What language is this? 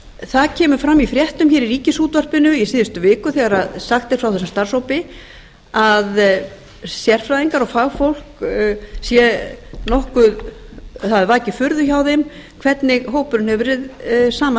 Icelandic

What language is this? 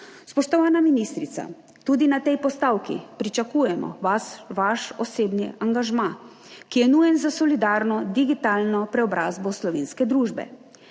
Slovenian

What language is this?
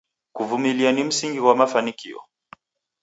Taita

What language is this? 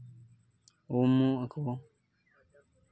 Santali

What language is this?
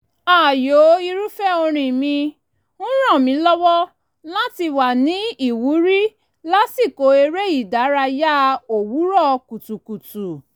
Yoruba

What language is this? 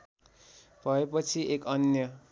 Nepali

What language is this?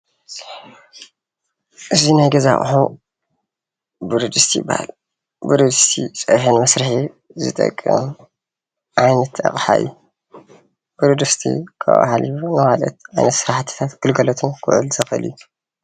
Tigrinya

